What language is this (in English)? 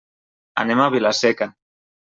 Catalan